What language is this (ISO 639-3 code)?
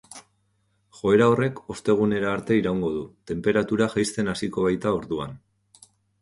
eus